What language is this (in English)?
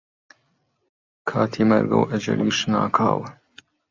Central Kurdish